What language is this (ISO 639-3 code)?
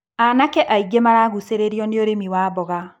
kik